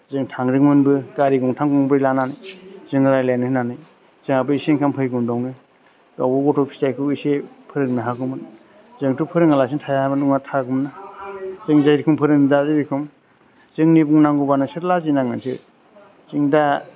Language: Bodo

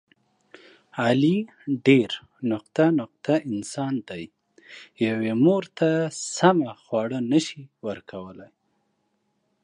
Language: Pashto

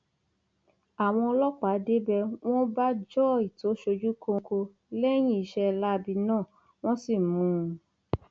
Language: Yoruba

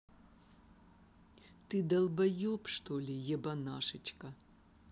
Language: Russian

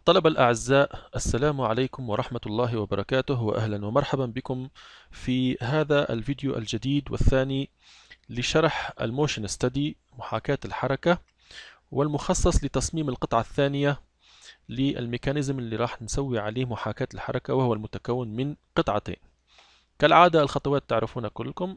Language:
Arabic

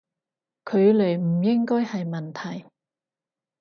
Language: Cantonese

